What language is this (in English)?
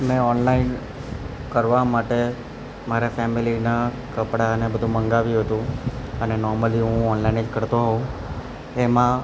Gujarati